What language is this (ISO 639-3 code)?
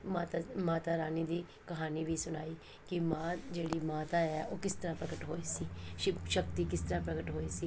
pan